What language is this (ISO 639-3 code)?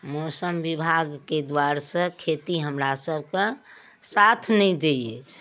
mai